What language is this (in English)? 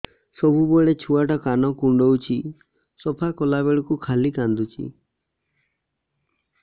Odia